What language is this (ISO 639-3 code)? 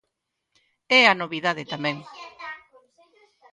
glg